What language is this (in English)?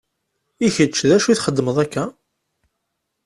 Kabyle